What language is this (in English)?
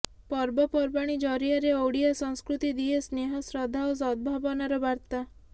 Odia